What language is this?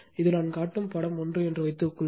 Tamil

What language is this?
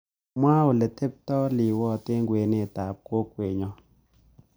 Kalenjin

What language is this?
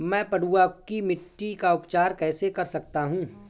Hindi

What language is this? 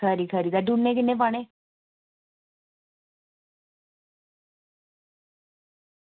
Dogri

